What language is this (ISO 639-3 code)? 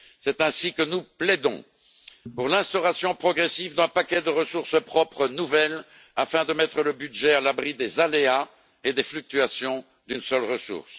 fra